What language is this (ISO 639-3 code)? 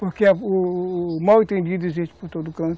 por